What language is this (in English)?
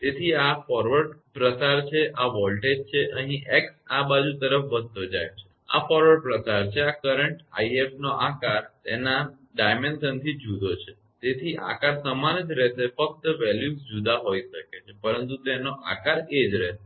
Gujarati